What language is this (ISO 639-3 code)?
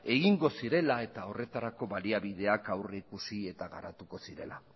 eus